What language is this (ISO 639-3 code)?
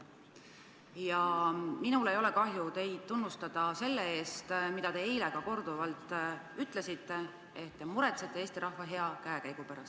est